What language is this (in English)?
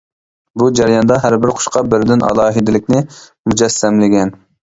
Uyghur